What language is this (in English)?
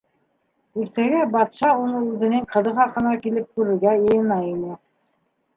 Bashkir